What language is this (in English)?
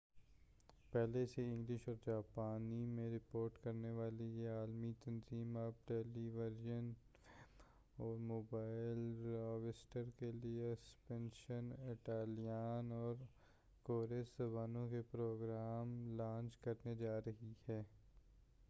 Urdu